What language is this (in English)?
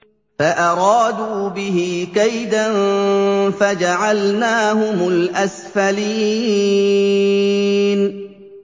Arabic